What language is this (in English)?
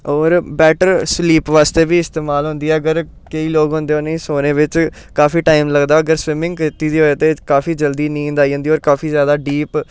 Dogri